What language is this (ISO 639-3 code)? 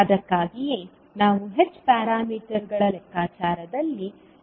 kan